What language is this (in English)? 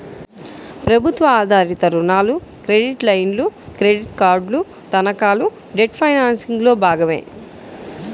Telugu